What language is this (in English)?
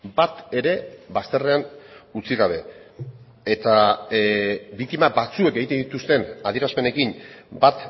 Basque